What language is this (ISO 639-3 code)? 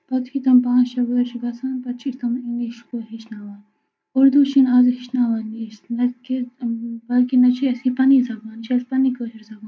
kas